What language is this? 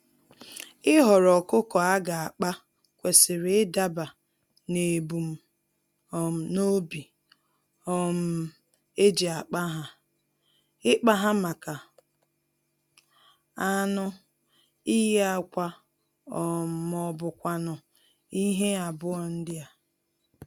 Igbo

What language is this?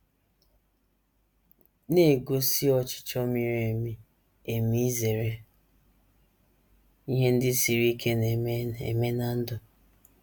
Igbo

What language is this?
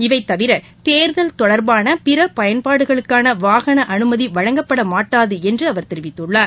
Tamil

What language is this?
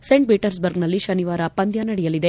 Kannada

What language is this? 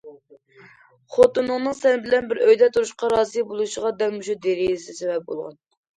Uyghur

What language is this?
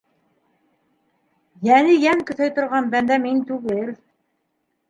Bashkir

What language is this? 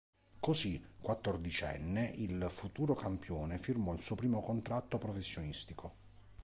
Italian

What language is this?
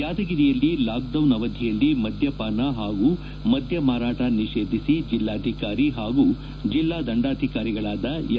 Kannada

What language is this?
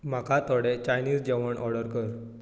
Konkani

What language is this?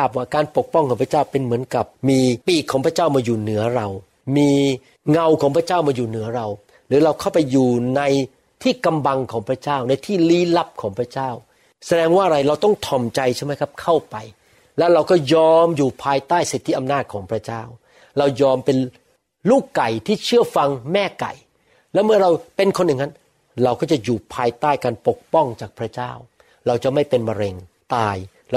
Thai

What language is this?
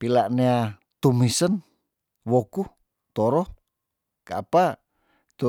Tondano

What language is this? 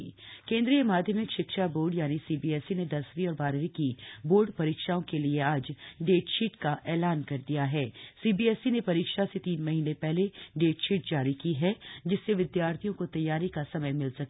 Hindi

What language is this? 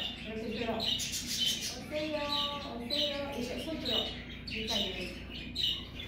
Korean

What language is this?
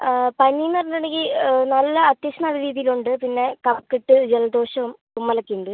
Malayalam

